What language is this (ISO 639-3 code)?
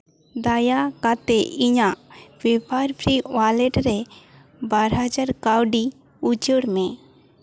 sat